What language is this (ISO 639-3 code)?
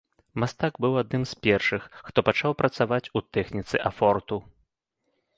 bel